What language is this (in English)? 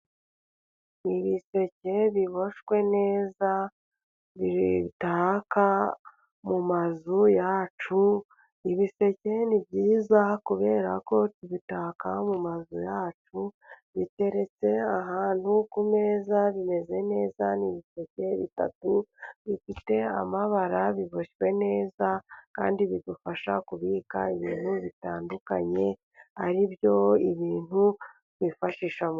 Kinyarwanda